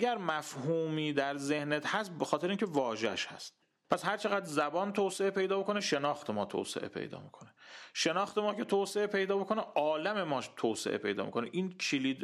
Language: Persian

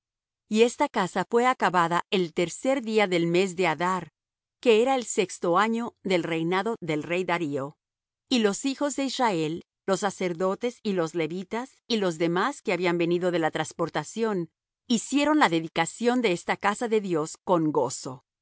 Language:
Spanish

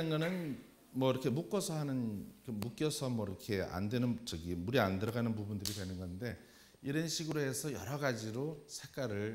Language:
Korean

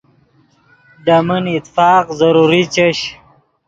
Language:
Yidgha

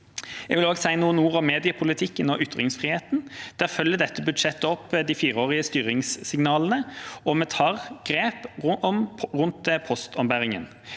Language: Norwegian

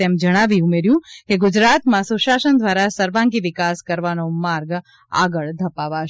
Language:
Gujarati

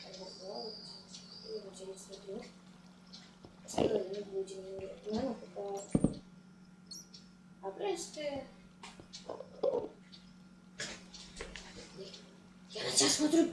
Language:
Russian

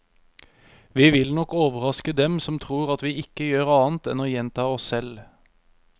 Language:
Norwegian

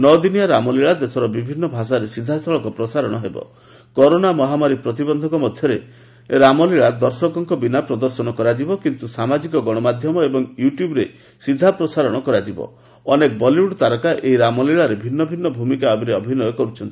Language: Odia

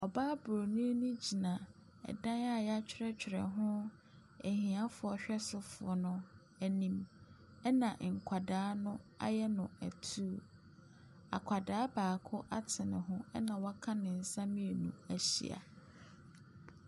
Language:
Akan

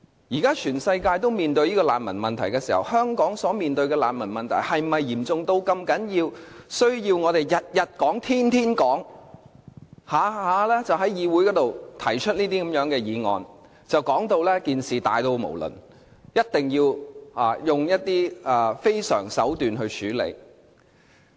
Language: Cantonese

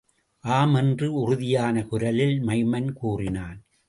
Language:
Tamil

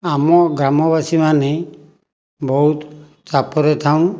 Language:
Odia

